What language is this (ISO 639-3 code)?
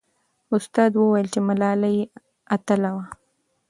pus